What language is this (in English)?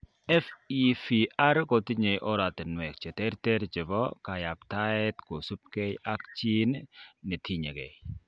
Kalenjin